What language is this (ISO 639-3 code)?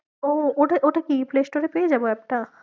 ben